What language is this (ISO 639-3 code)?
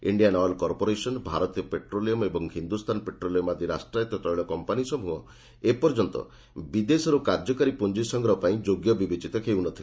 ori